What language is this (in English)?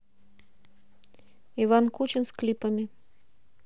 Russian